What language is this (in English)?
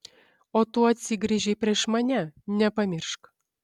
Lithuanian